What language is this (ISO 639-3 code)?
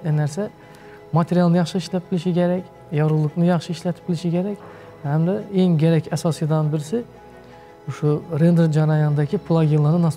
tur